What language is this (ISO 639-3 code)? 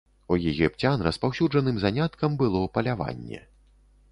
bel